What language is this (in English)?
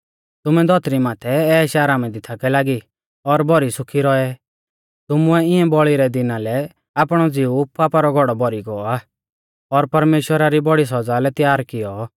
Mahasu Pahari